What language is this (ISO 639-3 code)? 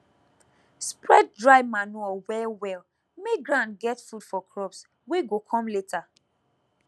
pcm